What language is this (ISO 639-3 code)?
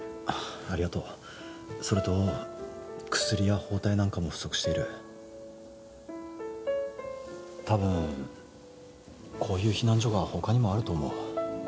jpn